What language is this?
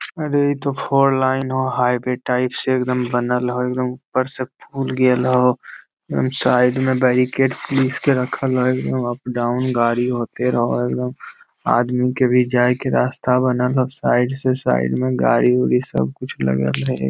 Magahi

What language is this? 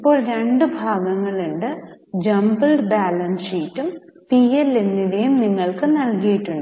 Malayalam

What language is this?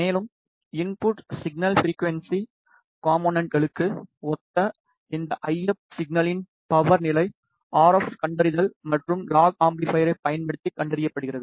Tamil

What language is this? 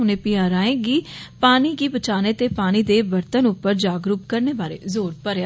Dogri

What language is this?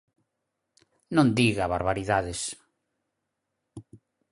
Galician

